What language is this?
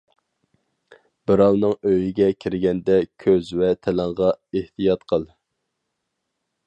Uyghur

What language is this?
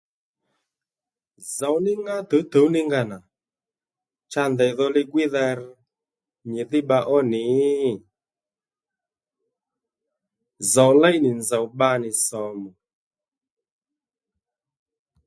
Lendu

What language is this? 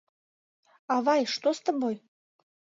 Mari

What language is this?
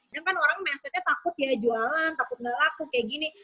Indonesian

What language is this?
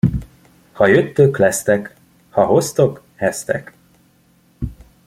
Hungarian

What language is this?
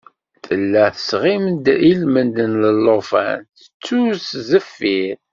Kabyle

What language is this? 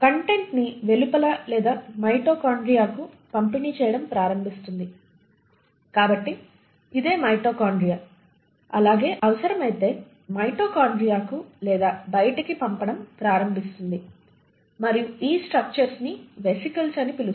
Telugu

